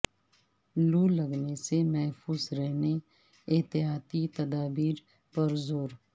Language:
Urdu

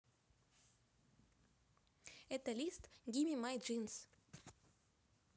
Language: Russian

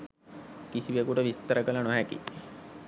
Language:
Sinhala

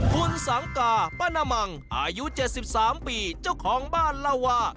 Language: Thai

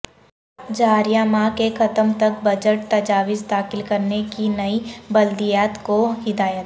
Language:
Urdu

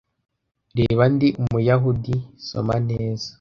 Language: Kinyarwanda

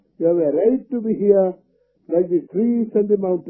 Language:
Hindi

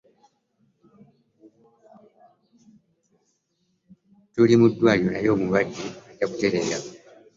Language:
Ganda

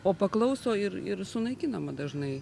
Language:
Lithuanian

